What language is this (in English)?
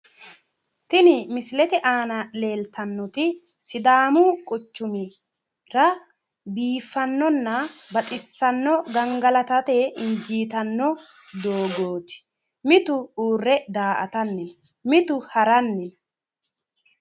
Sidamo